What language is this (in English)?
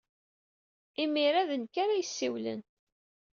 Kabyle